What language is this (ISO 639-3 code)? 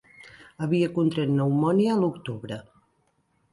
cat